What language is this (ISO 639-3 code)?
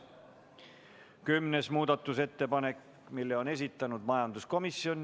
est